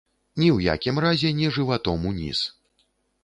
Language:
Belarusian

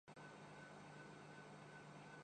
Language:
Urdu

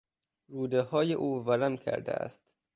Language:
Persian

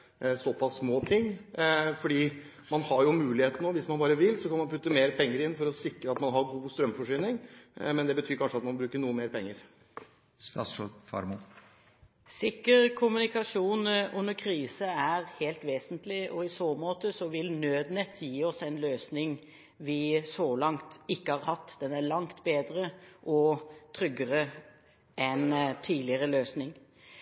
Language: Norwegian Bokmål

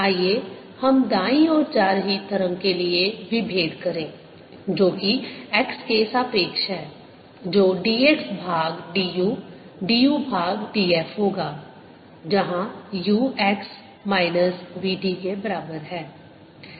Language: Hindi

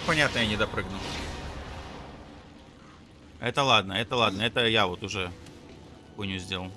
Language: Russian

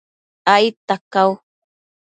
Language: Matsés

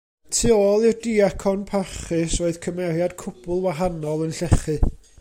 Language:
Welsh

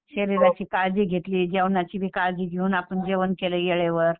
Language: Marathi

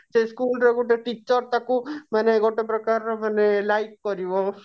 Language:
Odia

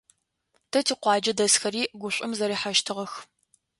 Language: Adyghe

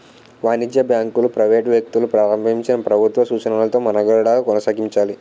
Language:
Telugu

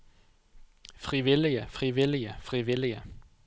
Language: Norwegian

